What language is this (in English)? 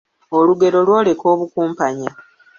Ganda